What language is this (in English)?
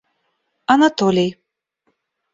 Russian